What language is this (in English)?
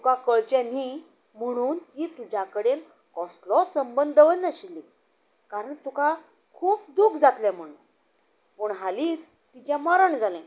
Konkani